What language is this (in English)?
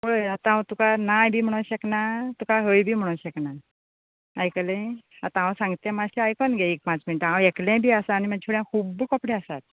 Konkani